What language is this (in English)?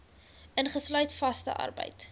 Afrikaans